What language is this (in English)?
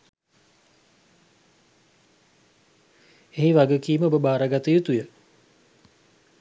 Sinhala